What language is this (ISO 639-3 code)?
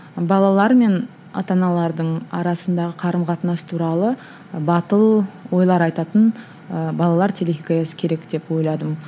kaz